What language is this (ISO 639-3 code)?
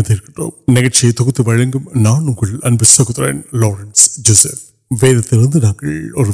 urd